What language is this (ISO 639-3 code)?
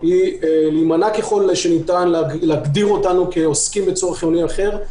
heb